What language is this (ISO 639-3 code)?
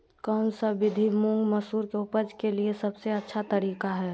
mag